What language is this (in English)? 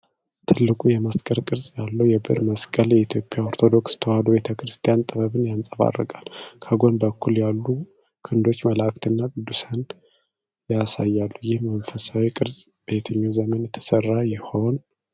Amharic